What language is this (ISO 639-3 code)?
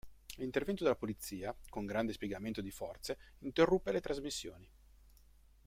ita